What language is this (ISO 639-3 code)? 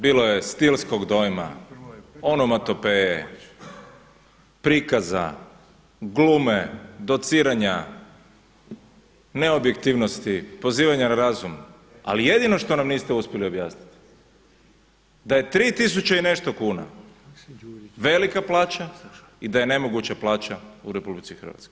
hrv